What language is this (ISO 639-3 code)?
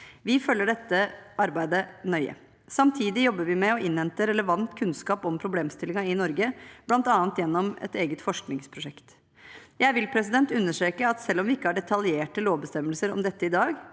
nor